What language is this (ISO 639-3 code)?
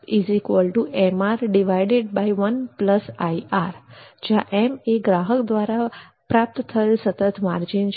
guj